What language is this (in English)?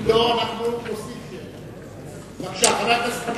Hebrew